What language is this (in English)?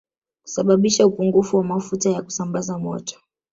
Swahili